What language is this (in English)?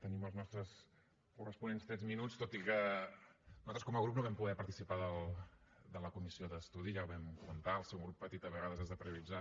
Catalan